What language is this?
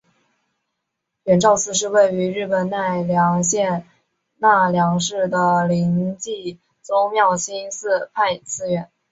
Chinese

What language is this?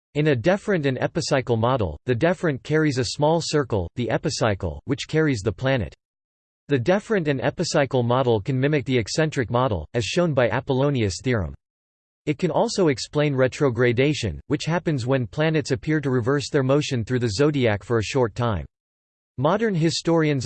English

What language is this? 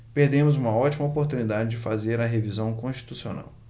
Portuguese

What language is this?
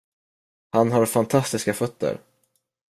Swedish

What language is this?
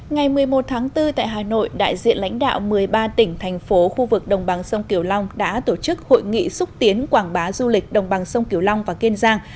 Vietnamese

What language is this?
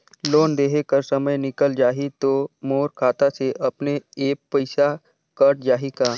Chhattisgarhi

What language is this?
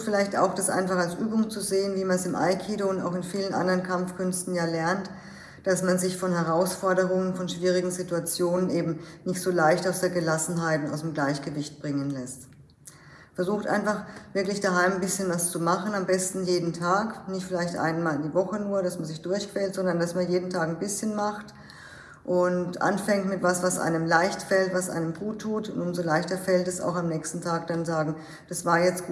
German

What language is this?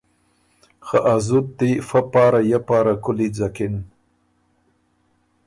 Ormuri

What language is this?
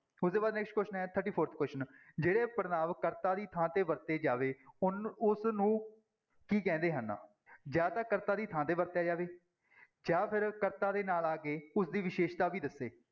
Punjabi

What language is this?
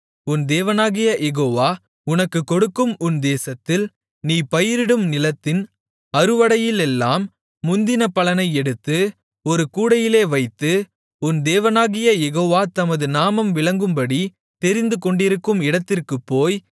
Tamil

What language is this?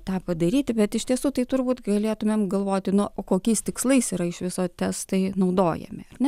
Lithuanian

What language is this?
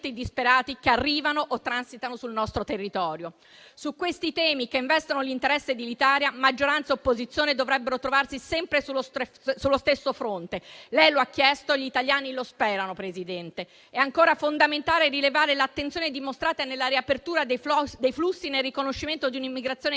Italian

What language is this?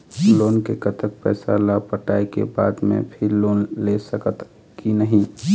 Chhattisgarhi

